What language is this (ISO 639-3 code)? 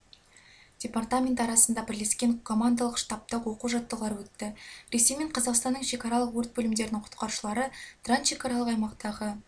kaz